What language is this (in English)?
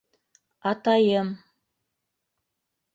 Bashkir